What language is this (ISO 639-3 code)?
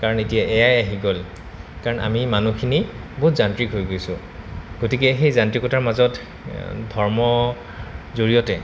asm